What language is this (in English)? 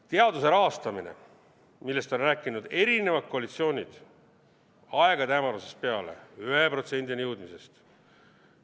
Estonian